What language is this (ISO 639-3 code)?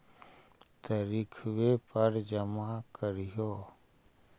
mag